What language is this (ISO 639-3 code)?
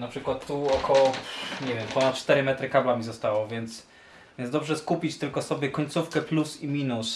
pol